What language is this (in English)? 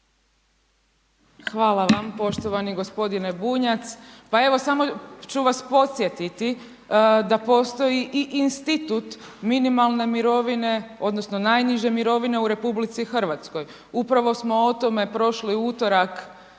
Croatian